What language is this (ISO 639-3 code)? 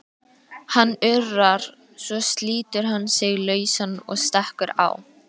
isl